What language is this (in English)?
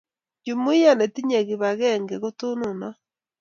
Kalenjin